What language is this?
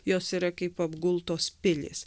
Lithuanian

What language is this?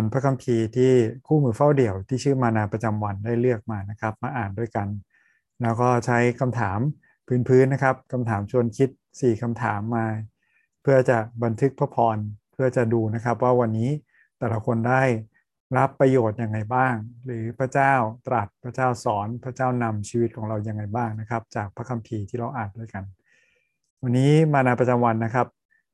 Thai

